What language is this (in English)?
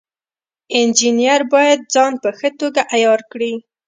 Pashto